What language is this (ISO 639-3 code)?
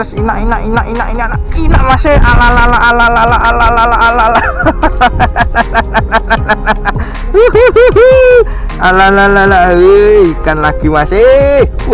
ind